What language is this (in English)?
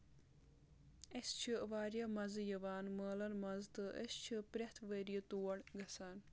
Kashmiri